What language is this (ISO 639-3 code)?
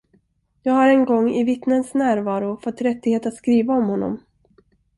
swe